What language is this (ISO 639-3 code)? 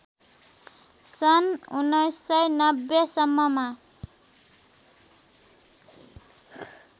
nep